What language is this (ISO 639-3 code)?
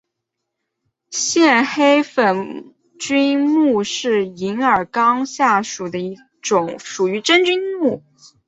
zho